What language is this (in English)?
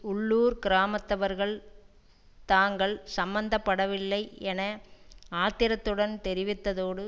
Tamil